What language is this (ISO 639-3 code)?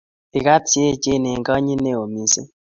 kln